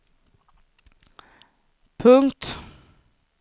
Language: Swedish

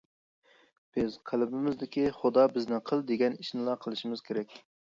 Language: Uyghur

